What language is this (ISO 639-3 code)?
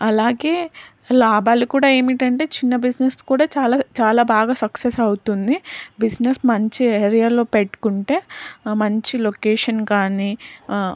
tel